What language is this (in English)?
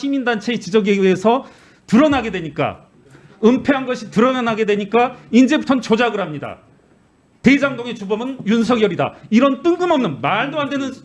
Korean